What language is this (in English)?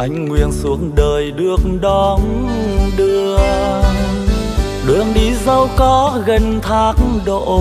Vietnamese